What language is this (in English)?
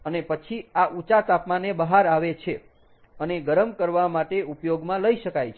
Gujarati